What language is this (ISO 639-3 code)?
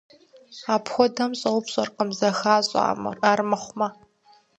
kbd